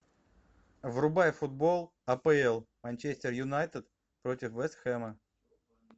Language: Russian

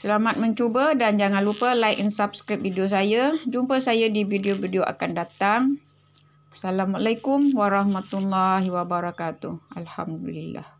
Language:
Malay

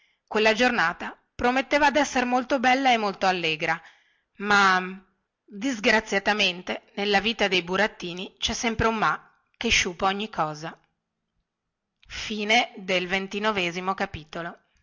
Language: Italian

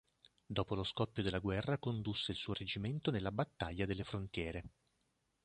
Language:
Italian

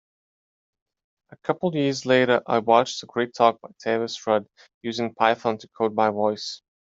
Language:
English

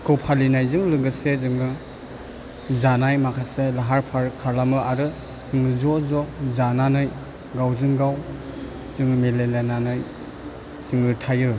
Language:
Bodo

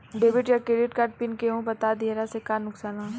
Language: Bhojpuri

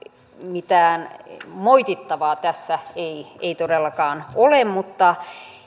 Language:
Finnish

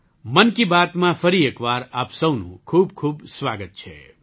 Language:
Gujarati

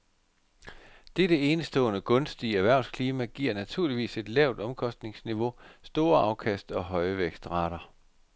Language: Danish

